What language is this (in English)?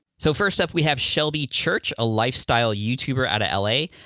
English